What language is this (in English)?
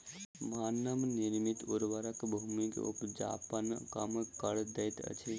Maithili